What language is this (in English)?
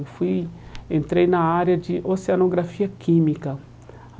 Portuguese